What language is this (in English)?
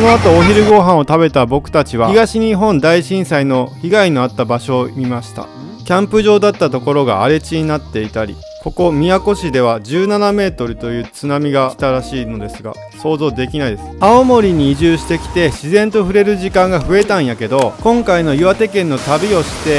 Japanese